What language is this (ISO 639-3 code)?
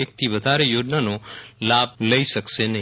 guj